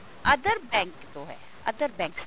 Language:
Punjabi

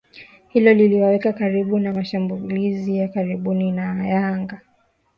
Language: Swahili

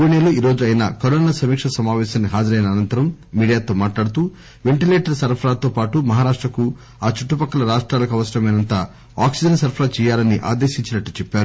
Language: Telugu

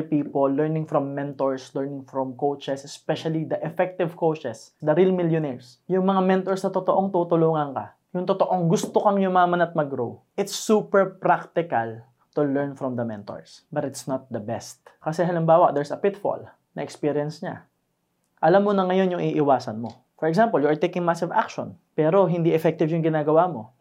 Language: Filipino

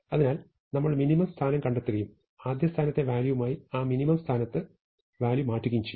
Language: Malayalam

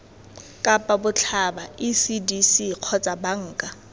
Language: Tswana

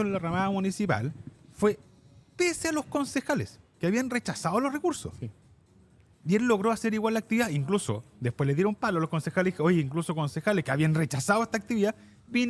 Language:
Spanish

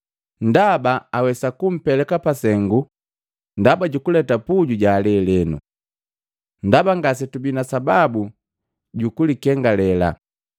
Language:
Matengo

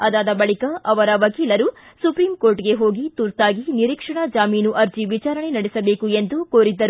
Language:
Kannada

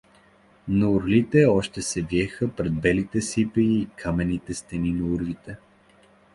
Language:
Bulgarian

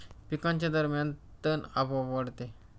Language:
Marathi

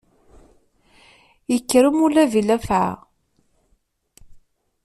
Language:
Kabyle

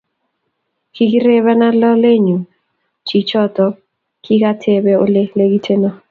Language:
Kalenjin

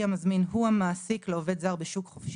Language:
Hebrew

